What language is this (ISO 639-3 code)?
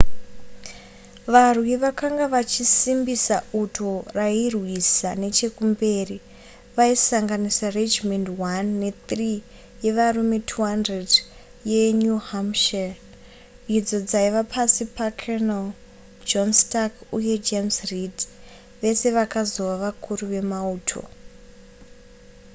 sna